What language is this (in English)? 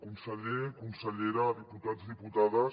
Catalan